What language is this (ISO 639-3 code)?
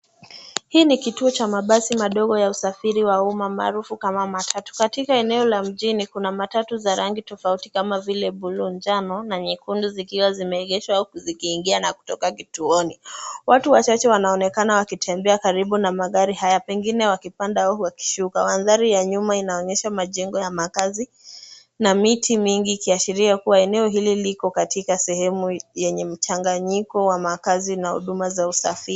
swa